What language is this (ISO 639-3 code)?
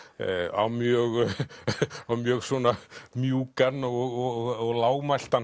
isl